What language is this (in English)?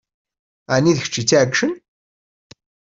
Kabyle